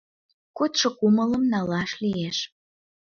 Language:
Mari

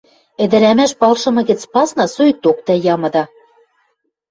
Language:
Western Mari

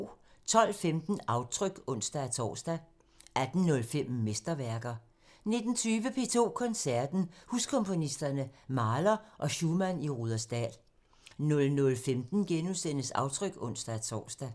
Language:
Danish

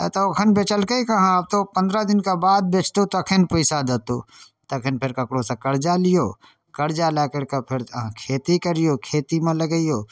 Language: Maithili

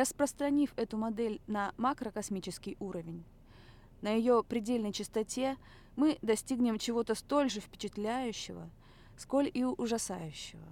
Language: Russian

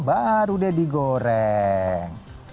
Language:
Indonesian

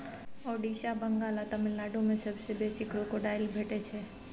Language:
Maithili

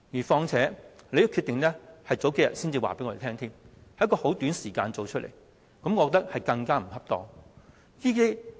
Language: Cantonese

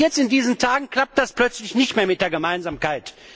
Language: German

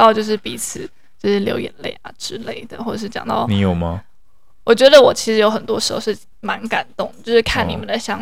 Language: Chinese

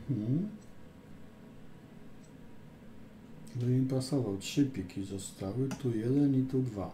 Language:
Polish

